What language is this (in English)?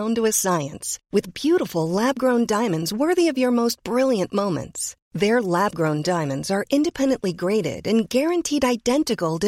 Urdu